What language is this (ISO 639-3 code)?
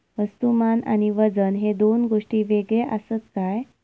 mar